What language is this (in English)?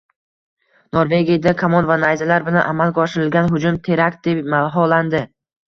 Uzbek